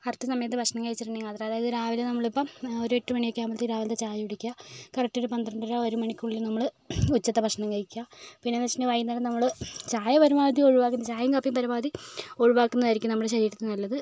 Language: Malayalam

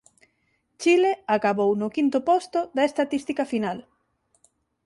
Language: Galician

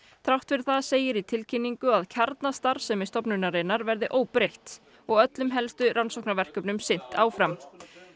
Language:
Icelandic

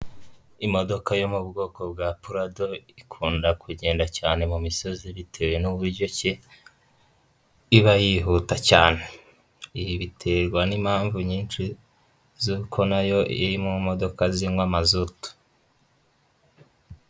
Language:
Kinyarwanda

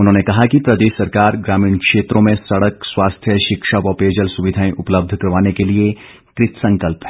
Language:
Hindi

